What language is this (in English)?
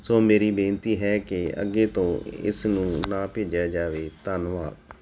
Punjabi